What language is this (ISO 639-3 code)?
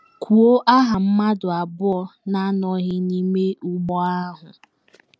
ibo